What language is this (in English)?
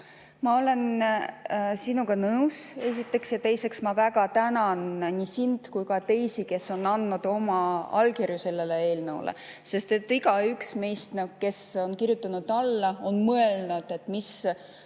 Estonian